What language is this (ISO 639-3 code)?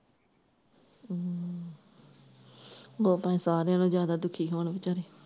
pan